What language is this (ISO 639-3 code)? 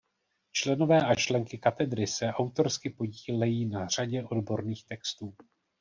ces